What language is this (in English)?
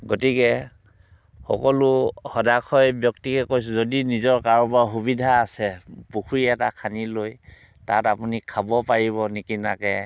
Assamese